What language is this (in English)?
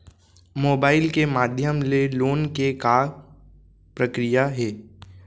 Chhattisgarhi